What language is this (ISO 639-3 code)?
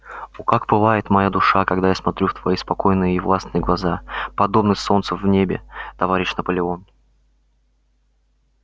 rus